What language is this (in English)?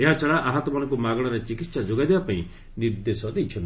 Odia